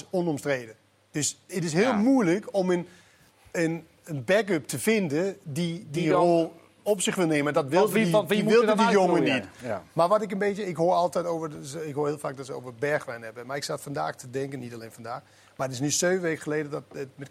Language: Dutch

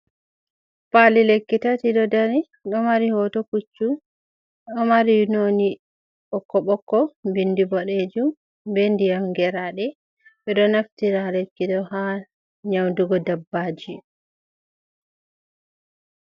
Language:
Fula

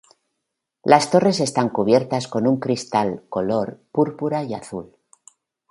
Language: Spanish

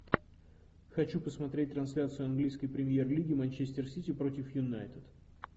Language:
Russian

